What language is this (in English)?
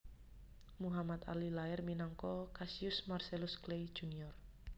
Javanese